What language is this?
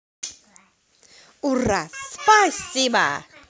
Russian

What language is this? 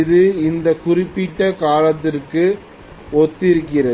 Tamil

